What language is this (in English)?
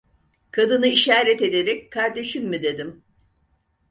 Turkish